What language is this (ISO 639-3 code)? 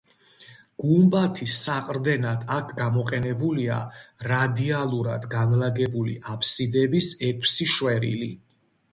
kat